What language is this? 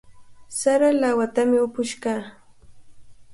Cajatambo North Lima Quechua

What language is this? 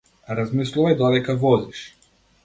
Macedonian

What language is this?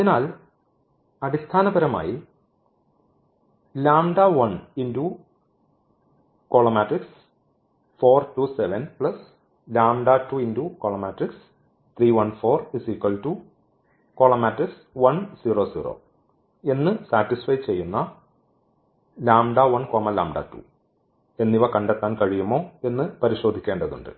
Malayalam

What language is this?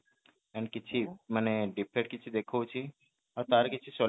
Odia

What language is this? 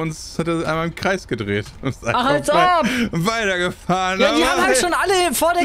German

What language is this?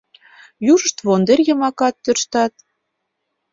Mari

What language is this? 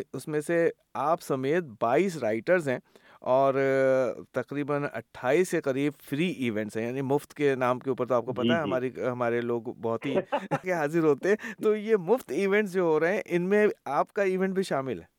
Urdu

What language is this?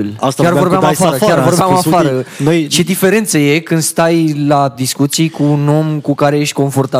Romanian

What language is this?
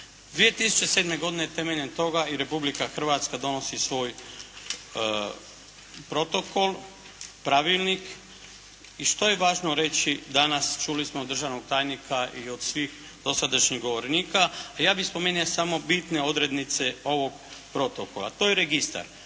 Croatian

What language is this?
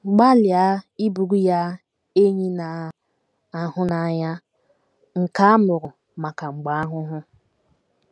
Igbo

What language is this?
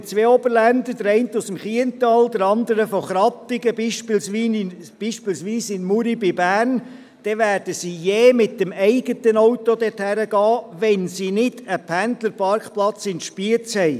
Swiss German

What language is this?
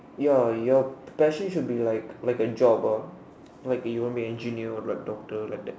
English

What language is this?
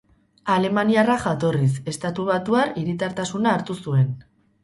Basque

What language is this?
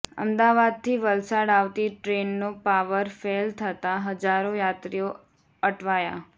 Gujarati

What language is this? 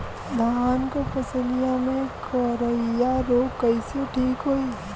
Bhojpuri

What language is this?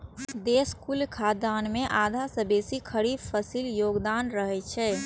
Maithili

